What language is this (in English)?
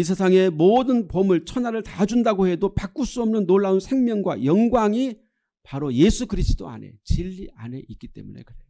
Korean